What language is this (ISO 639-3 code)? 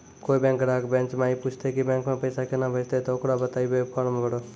mai